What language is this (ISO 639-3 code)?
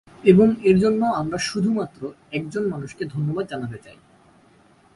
ben